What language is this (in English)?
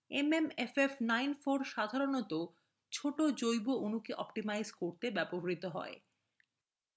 Bangla